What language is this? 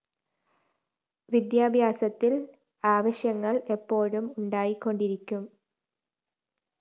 Malayalam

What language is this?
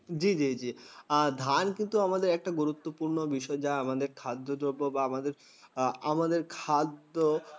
Bangla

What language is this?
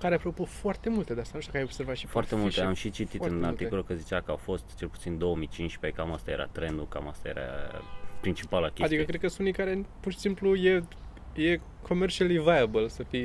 Romanian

